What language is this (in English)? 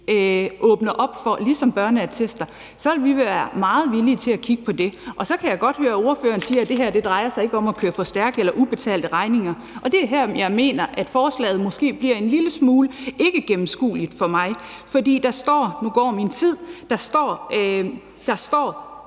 Danish